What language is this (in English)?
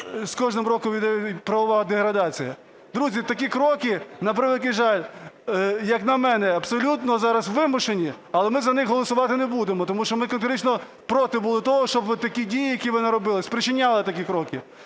Ukrainian